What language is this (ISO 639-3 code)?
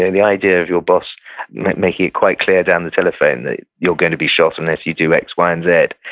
eng